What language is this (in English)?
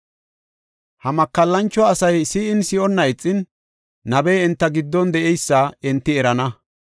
Gofa